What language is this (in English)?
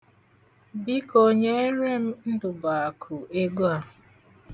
Igbo